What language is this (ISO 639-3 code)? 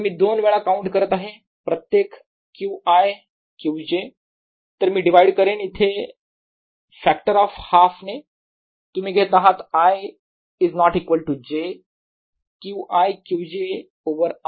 mar